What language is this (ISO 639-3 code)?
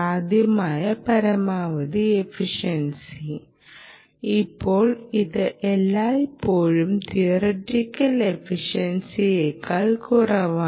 mal